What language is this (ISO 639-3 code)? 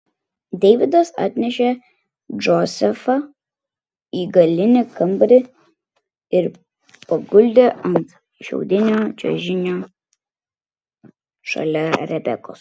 lit